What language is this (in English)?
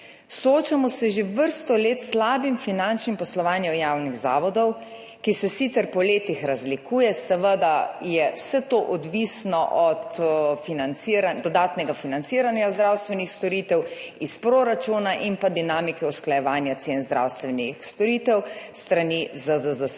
Slovenian